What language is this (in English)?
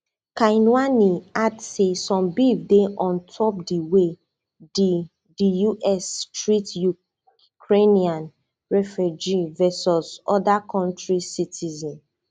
Nigerian Pidgin